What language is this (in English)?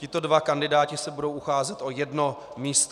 Czech